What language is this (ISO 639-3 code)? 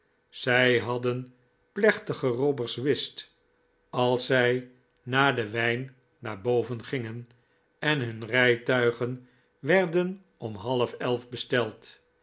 nld